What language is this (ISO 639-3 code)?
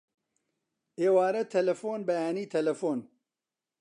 ckb